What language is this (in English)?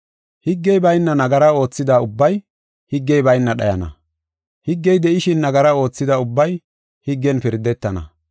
Gofa